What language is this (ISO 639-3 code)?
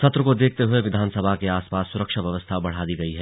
hin